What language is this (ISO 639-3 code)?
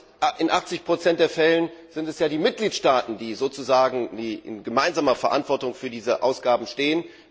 deu